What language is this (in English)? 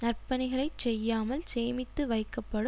Tamil